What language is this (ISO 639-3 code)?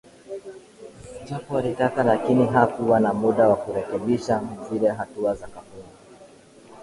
swa